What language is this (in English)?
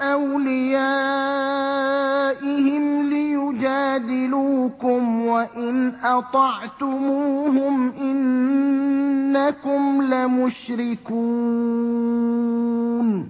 Arabic